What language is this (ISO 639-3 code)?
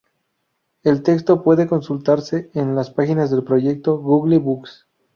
spa